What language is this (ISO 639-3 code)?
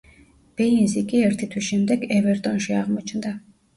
kat